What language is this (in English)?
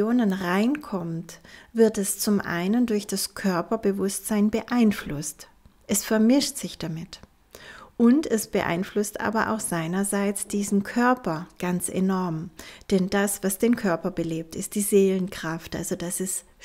German